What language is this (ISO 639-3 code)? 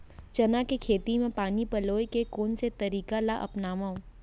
hne